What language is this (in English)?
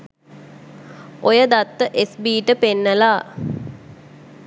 Sinhala